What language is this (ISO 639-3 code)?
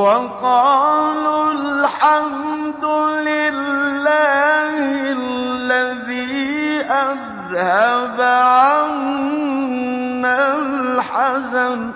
ara